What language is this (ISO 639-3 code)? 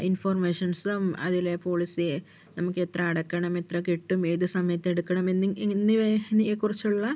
mal